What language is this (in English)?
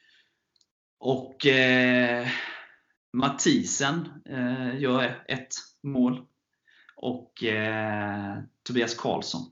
Swedish